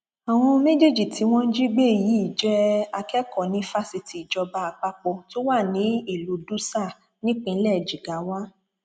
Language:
Yoruba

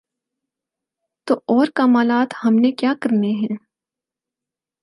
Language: Urdu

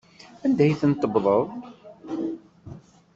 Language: Kabyle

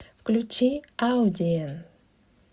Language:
Russian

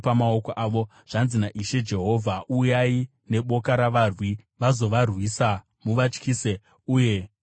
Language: Shona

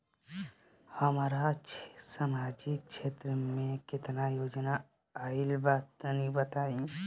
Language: Bhojpuri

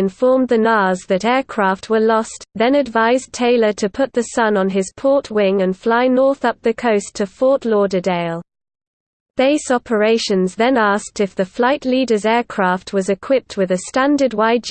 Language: English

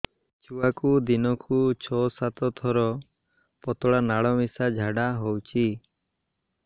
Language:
Odia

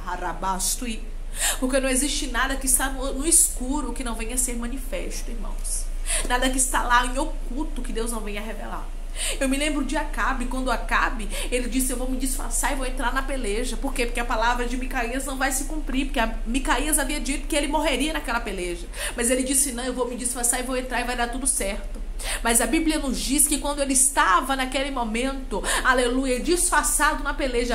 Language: Portuguese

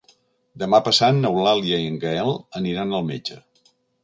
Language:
Catalan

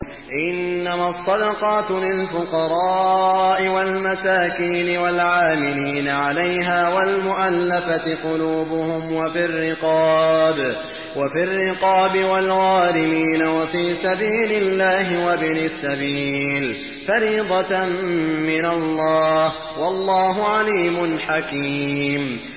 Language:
Arabic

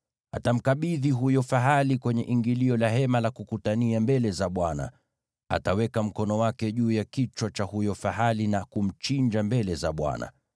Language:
Swahili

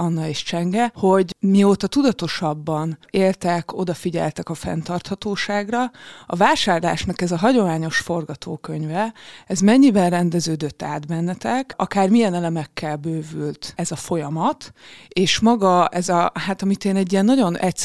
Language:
Hungarian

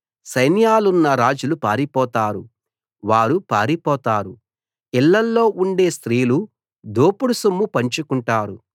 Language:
Telugu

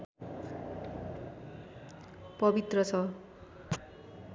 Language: Nepali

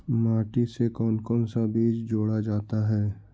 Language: Magahi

